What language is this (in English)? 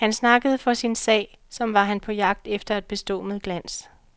Danish